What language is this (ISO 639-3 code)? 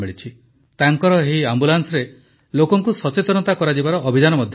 ori